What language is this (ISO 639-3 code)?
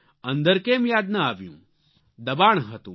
guj